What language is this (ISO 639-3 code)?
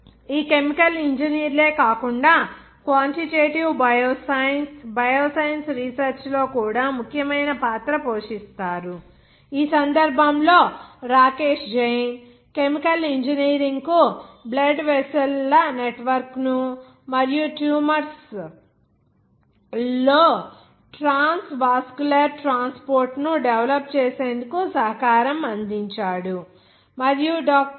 tel